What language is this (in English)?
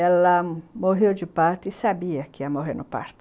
Portuguese